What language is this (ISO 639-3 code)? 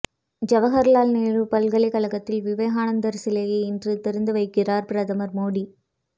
tam